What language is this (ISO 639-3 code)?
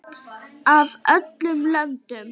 isl